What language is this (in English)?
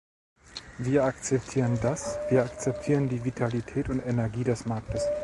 German